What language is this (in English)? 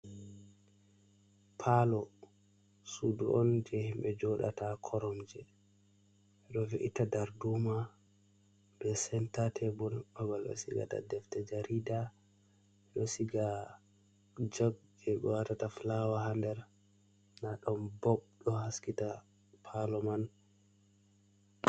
Fula